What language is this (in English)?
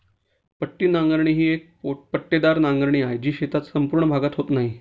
Marathi